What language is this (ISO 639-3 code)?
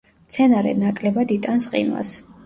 kat